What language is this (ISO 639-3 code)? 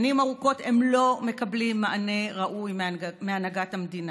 heb